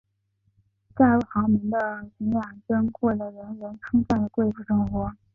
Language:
Chinese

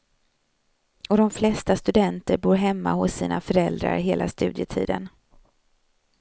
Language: Swedish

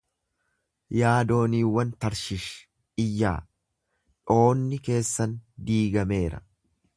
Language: Oromo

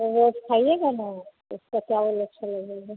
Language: Hindi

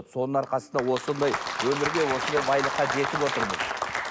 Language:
Kazakh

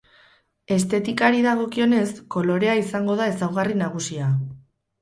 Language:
Basque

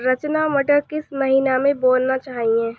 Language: Hindi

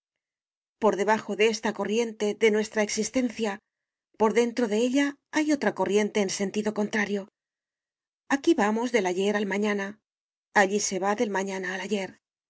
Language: Spanish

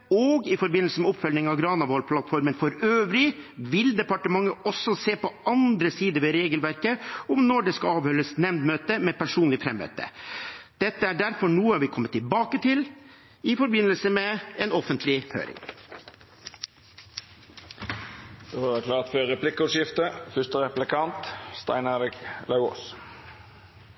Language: Norwegian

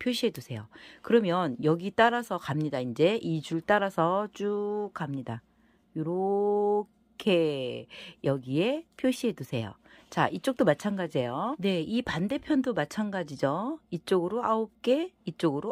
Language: Korean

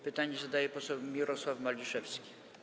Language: Polish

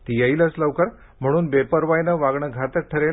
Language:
Marathi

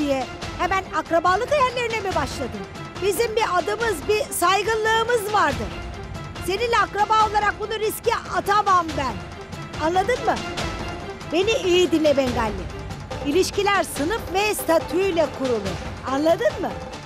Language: Turkish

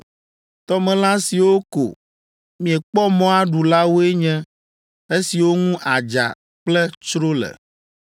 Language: Ewe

